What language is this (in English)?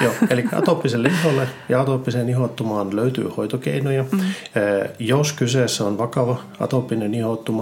Finnish